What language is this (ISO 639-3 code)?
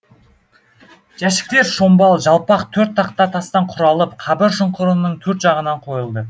kaz